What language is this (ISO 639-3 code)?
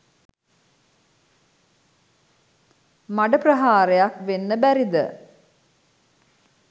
sin